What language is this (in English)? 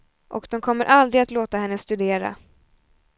Swedish